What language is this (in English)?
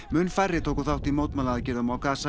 Icelandic